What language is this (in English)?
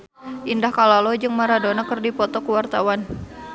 Sundanese